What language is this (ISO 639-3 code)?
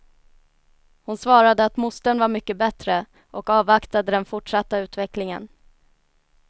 swe